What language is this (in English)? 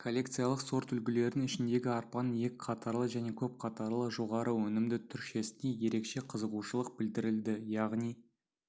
Kazakh